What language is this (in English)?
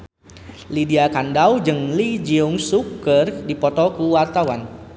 Sundanese